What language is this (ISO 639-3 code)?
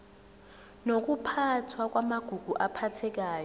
zul